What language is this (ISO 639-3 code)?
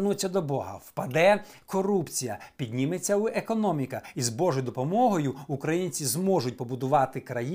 ukr